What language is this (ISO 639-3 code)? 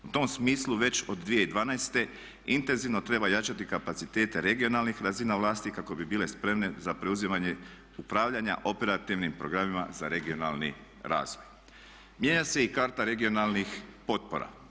hrv